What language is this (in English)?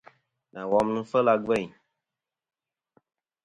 Kom